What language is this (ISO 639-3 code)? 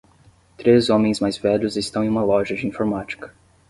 por